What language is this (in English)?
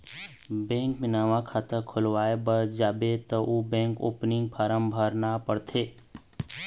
Chhattisgarhi